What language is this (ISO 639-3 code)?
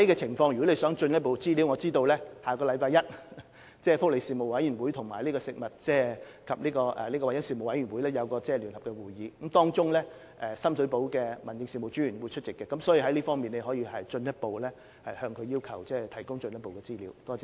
yue